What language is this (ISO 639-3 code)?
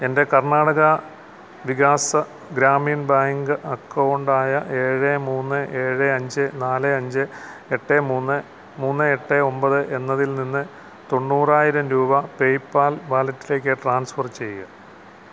mal